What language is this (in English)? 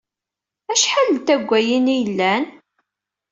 Kabyle